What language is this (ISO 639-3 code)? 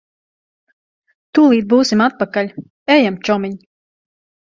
lav